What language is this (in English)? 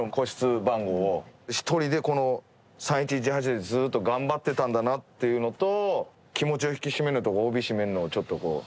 Japanese